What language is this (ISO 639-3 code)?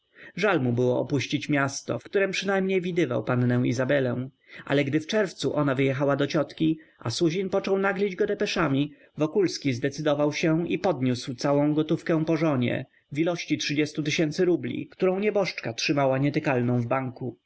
pol